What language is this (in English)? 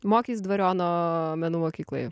Lithuanian